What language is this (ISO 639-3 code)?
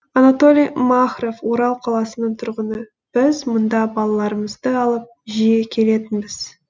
kaz